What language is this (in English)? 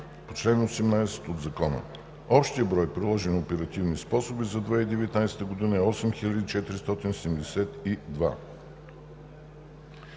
Bulgarian